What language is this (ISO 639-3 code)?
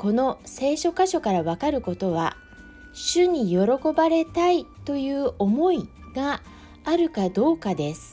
jpn